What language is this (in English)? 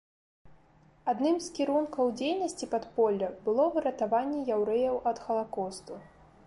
Belarusian